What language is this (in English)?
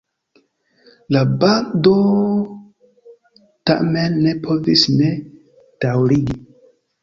Esperanto